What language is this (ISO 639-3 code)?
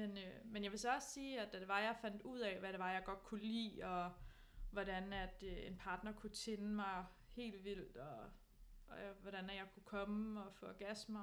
dan